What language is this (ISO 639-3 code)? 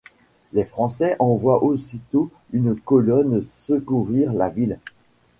fra